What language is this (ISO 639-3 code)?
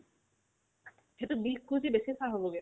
asm